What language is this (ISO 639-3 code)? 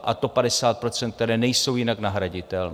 ces